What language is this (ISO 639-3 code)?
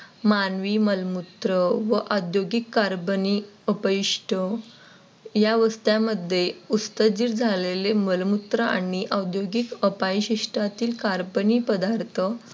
mar